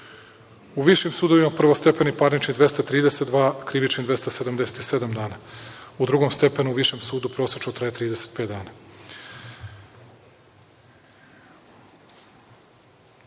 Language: Serbian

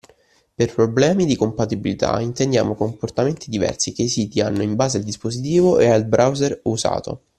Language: Italian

